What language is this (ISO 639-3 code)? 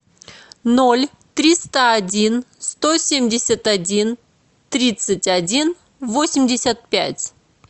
rus